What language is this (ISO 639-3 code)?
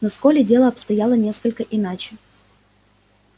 rus